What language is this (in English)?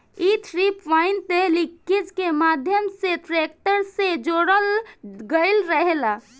Bhojpuri